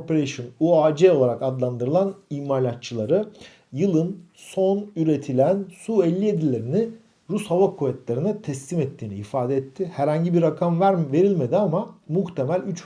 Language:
Turkish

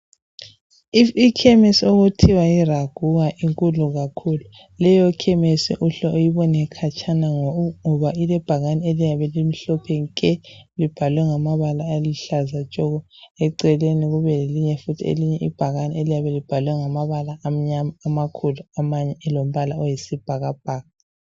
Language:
North Ndebele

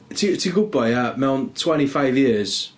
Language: Welsh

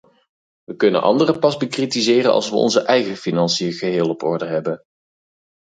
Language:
Dutch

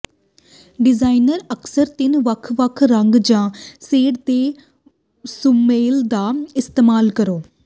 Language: Punjabi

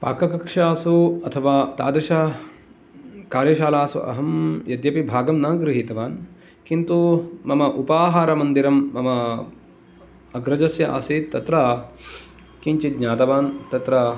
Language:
Sanskrit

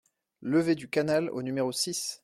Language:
French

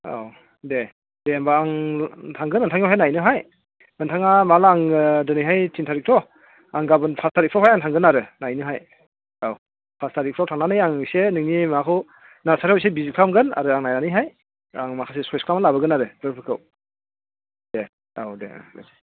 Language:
Bodo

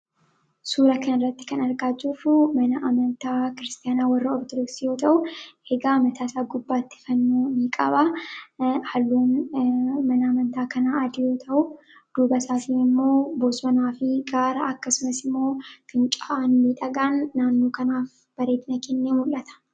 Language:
Oromo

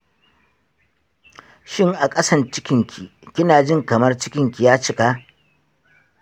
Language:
Hausa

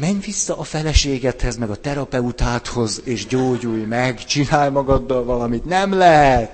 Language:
Hungarian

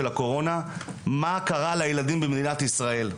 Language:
Hebrew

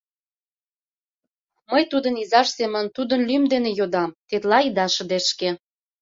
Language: Mari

